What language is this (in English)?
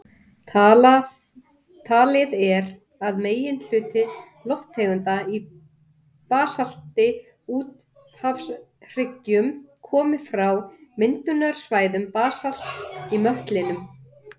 Icelandic